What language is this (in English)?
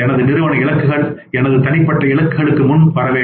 Tamil